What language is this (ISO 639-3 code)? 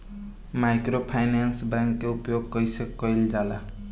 bho